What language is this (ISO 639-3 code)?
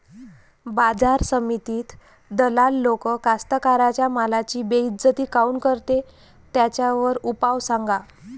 mar